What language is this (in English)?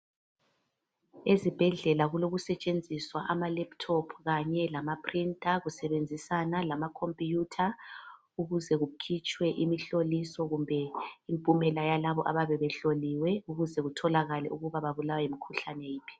North Ndebele